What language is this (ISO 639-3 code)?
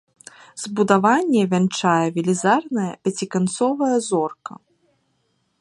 bel